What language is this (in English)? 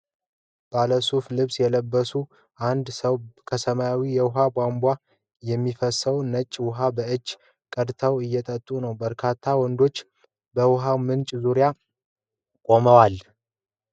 Amharic